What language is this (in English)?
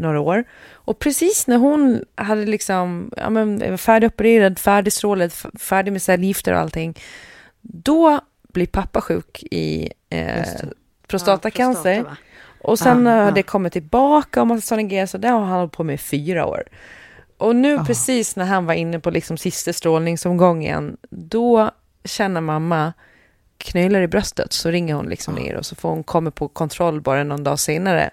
Swedish